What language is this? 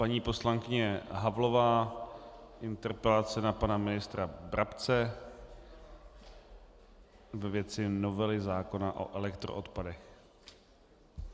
Czech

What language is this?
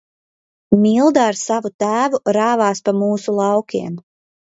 Latvian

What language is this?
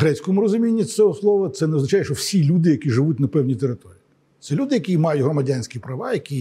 Ukrainian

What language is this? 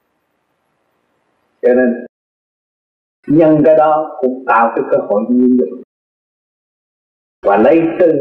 Vietnamese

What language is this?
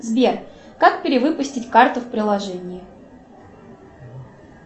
Russian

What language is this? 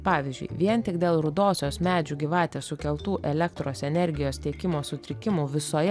Lithuanian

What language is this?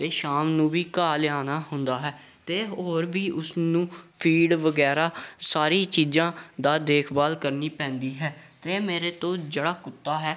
Punjabi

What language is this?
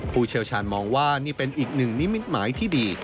Thai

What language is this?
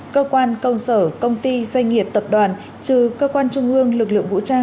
Vietnamese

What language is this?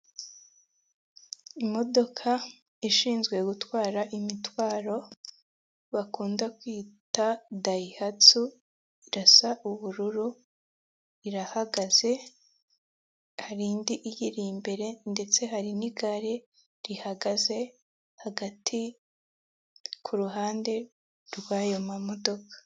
Kinyarwanda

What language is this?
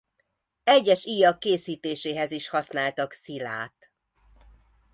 Hungarian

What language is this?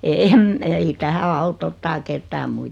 Finnish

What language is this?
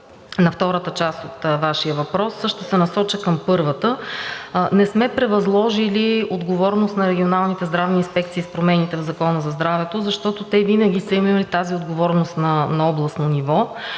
Bulgarian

